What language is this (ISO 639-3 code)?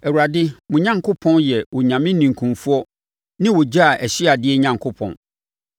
aka